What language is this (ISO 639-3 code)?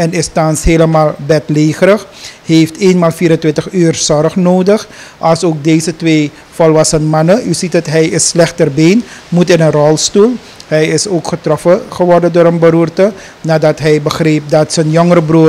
nld